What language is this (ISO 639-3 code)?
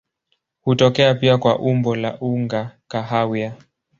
swa